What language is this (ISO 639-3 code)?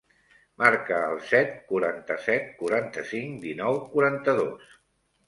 cat